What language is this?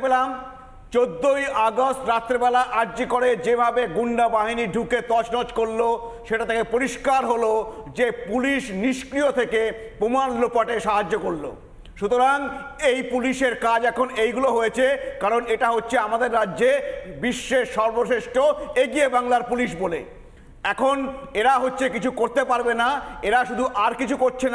Bangla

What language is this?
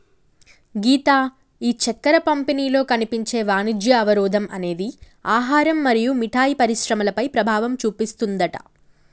Telugu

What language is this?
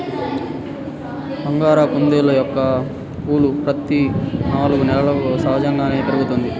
Telugu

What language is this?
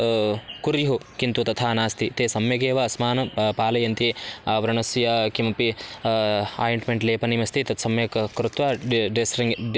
Sanskrit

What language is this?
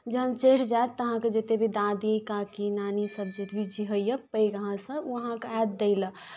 Maithili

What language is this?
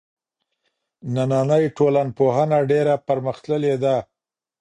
Pashto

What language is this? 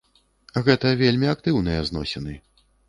Belarusian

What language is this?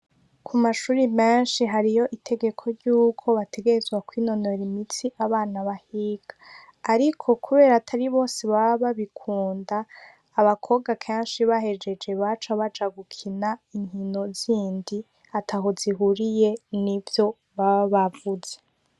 Rundi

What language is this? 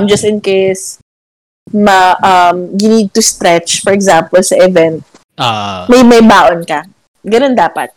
Filipino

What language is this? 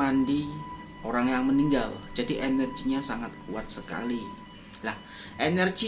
Indonesian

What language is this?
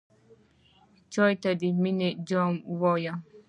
Pashto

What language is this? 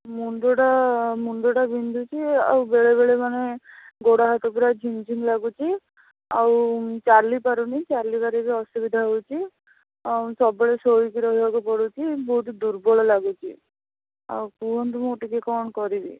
Odia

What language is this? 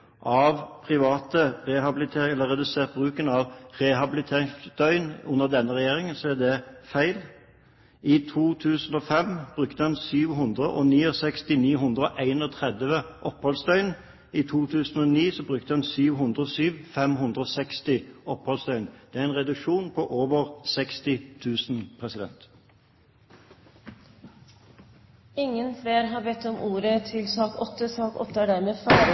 Norwegian Bokmål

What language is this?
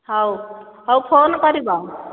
Odia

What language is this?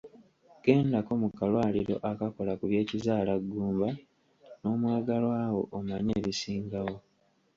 Ganda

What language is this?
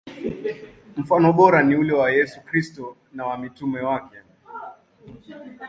Swahili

